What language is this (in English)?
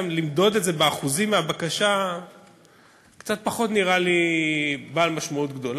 Hebrew